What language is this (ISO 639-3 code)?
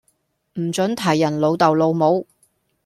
yue